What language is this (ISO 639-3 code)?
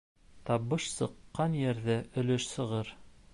bak